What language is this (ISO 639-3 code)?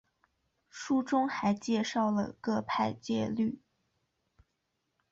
zho